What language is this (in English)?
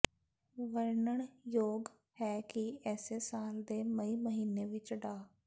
Punjabi